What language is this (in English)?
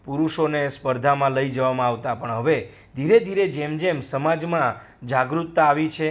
Gujarati